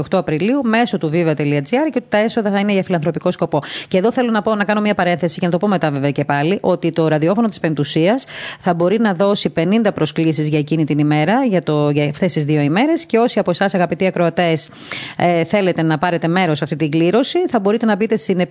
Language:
Greek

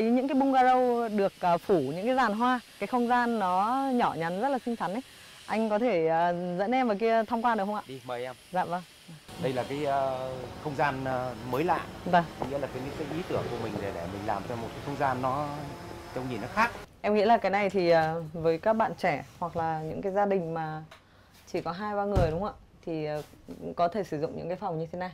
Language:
Vietnamese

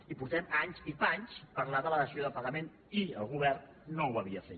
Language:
Catalan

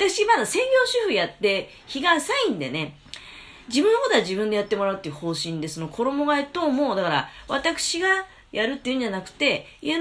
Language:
Japanese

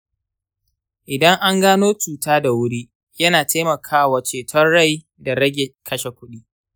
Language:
Hausa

